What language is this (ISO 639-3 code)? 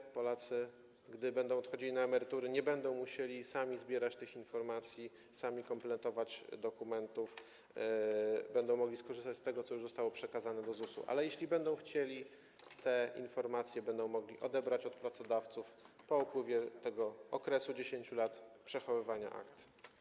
pol